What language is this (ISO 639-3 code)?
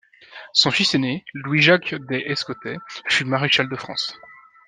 fra